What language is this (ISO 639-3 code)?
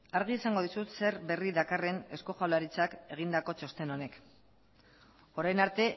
eus